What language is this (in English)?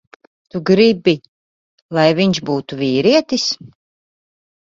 Latvian